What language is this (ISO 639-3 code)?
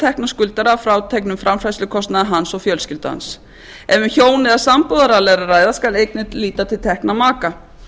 isl